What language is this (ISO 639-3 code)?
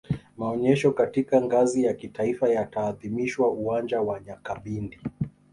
swa